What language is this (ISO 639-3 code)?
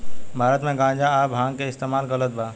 bho